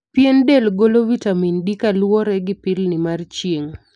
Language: Luo (Kenya and Tanzania)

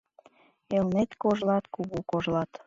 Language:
Mari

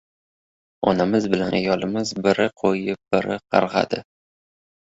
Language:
Uzbek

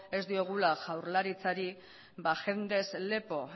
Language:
Basque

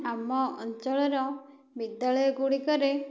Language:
Odia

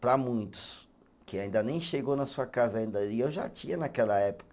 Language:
Portuguese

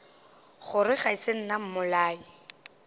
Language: Northern Sotho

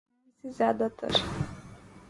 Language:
Urdu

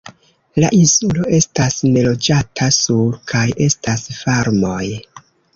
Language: Esperanto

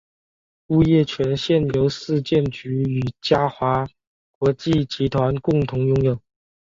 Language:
Chinese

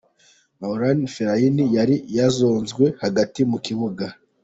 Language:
Kinyarwanda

